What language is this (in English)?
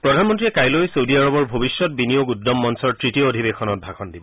Assamese